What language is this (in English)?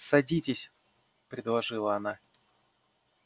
Russian